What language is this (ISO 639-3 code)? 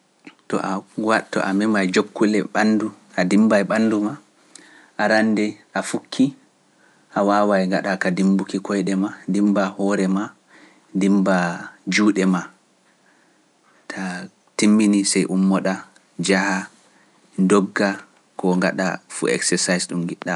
fuf